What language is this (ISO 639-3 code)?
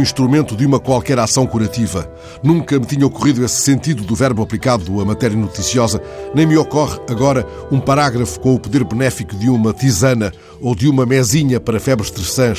por